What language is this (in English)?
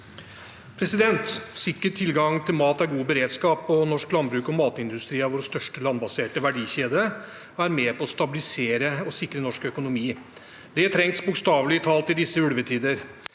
Norwegian